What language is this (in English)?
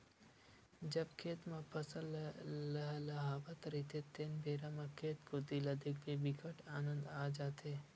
Chhattisgarhi